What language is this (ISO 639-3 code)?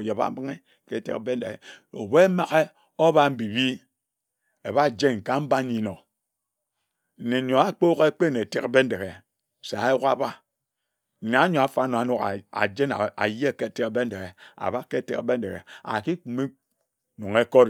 etu